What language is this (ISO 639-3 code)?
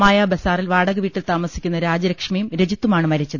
mal